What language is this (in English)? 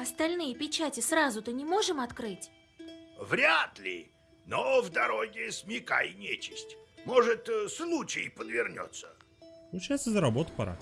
Russian